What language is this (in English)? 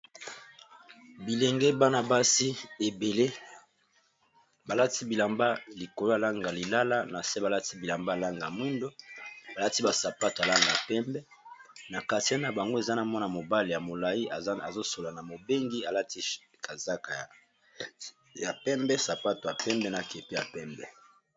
Lingala